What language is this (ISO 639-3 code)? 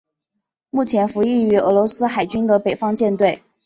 zho